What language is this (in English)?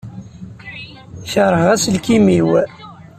Kabyle